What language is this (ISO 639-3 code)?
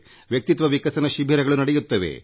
kan